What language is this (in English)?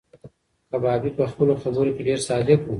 Pashto